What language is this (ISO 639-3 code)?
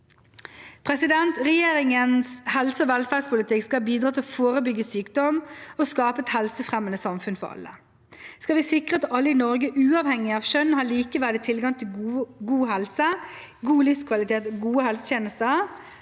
nor